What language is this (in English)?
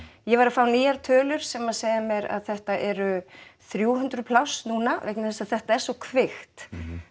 Icelandic